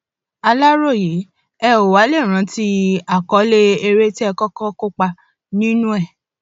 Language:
Yoruba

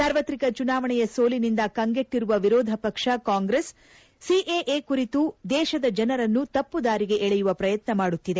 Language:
Kannada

